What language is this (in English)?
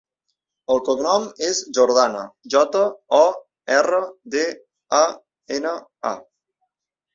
Catalan